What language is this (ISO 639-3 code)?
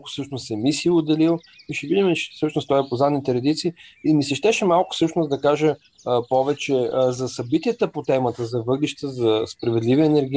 bul